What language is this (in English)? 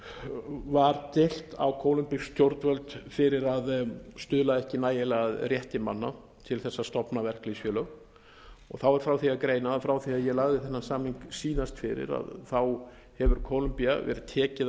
Icelandic